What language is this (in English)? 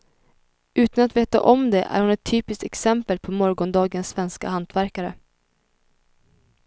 Swedish